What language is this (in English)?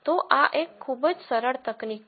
Gujarati